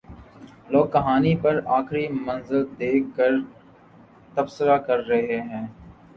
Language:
Urdu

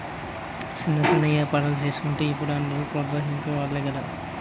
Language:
Telugu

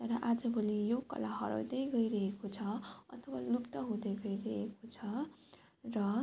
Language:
Nepali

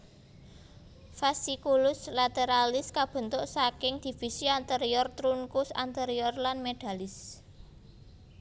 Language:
Javanese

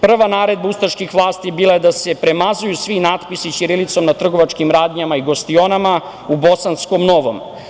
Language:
Serbian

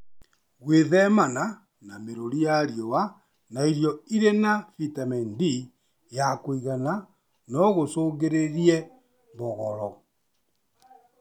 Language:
Kikuyu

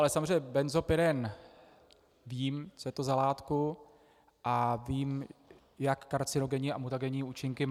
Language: Czech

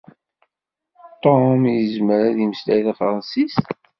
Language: Kabyle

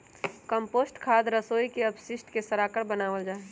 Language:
Magahi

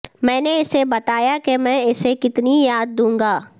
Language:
Urdu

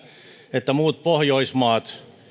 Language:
Finnish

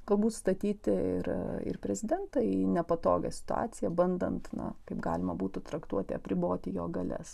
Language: Lithuanian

